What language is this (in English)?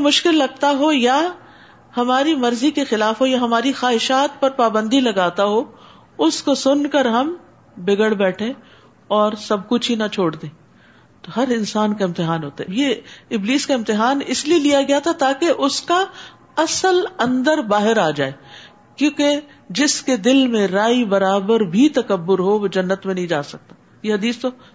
Urdu